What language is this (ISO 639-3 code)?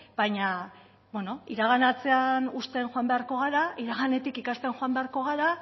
eus